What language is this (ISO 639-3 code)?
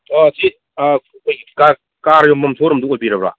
mni